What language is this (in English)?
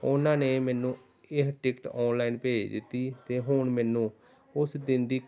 Punjabi